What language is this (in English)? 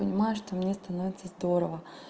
Russian